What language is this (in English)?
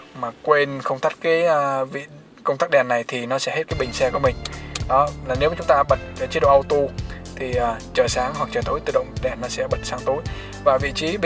Vietnamese